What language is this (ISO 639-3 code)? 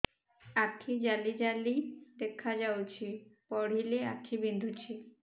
ori